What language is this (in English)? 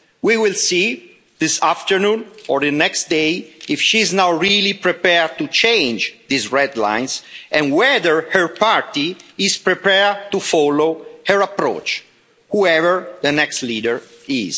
English